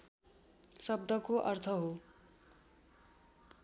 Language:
Nepali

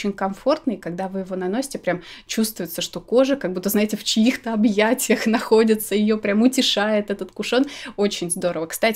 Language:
Russian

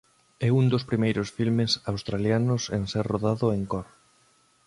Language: Galician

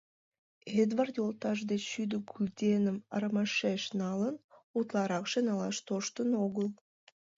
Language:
Mari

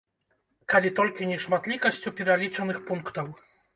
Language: Belarusian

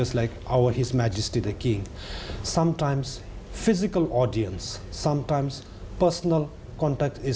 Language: Thai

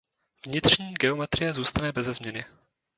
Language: Czech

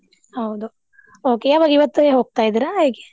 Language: Kannada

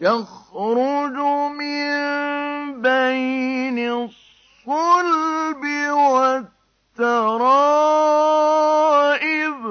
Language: Arabic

